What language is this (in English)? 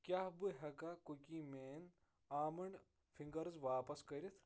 Kashmiri